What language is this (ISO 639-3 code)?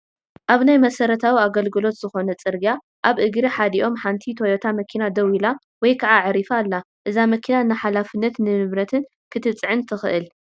tir